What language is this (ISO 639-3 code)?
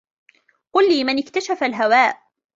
ara